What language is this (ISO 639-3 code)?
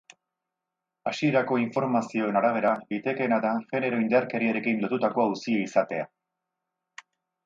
eus